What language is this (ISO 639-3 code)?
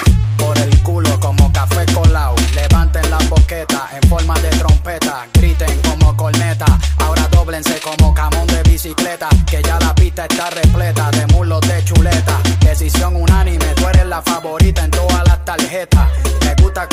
spa